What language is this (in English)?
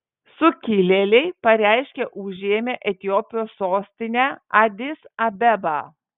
Lithuanian